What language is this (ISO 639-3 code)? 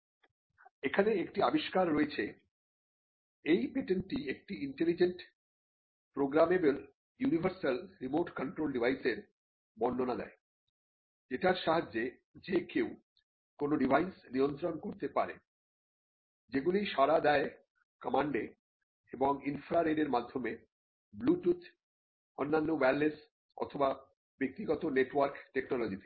ben